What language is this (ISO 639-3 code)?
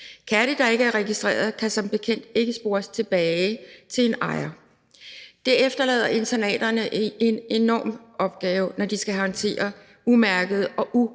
dan